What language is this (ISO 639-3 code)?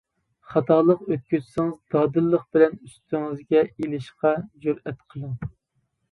uig